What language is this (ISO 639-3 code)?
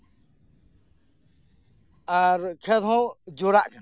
sat